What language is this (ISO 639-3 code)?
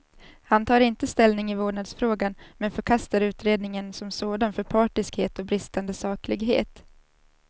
swe